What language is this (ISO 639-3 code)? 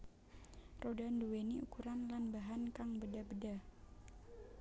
jav